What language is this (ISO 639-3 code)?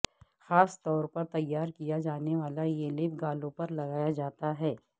urd